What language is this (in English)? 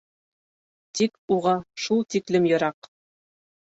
Bashkir